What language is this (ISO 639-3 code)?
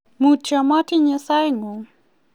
kln